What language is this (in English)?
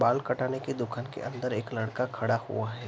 Hindi